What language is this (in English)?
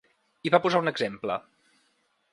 Catalan